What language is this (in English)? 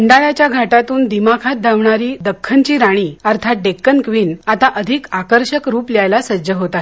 Marathi